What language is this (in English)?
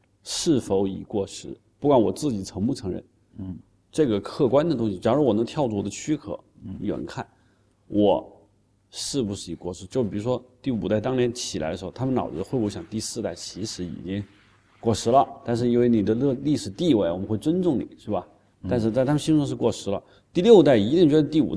Chinese